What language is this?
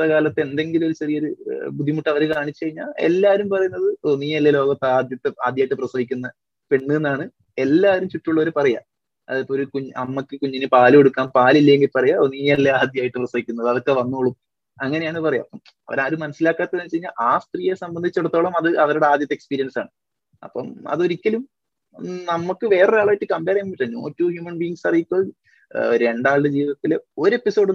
Malayalam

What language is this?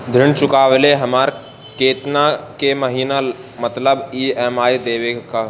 Bhojpuri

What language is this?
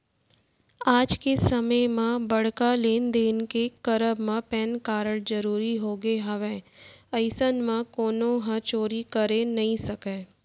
Chhattisgarhi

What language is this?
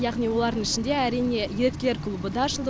Kazakh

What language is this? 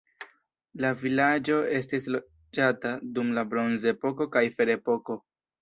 Esperanto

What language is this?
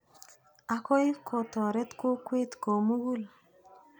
Kalenjin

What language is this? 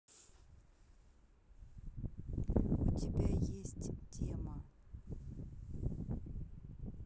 Russian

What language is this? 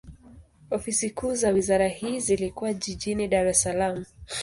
Swahili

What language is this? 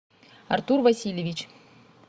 Russian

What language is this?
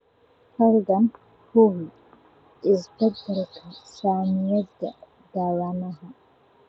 Somali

